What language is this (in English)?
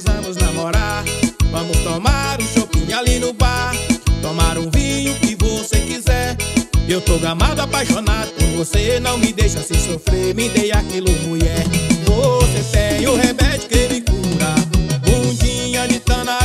Portuguese